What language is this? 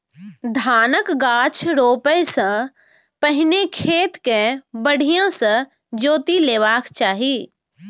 Maithili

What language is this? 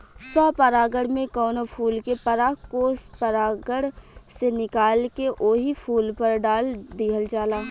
Bhojpuri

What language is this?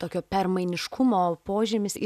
Lithuanian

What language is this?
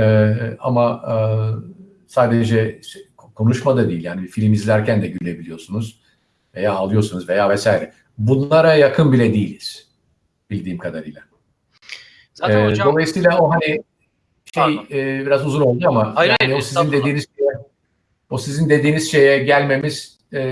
Turkish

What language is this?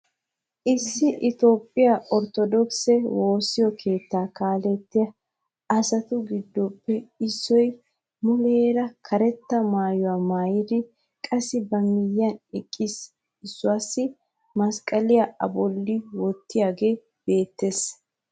Wolaytta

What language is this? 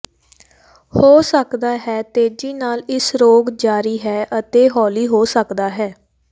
Punjabi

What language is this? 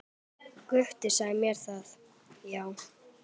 Icelandic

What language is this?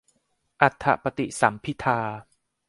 Thai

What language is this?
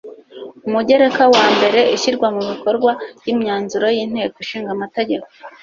Kinyarwanda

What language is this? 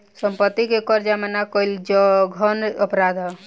Bhojpuri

